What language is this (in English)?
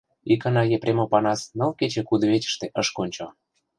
Mari